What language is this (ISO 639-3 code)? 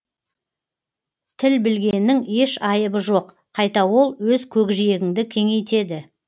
kaz